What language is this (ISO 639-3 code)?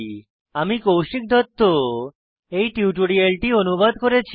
ben